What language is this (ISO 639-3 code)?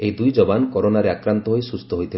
ori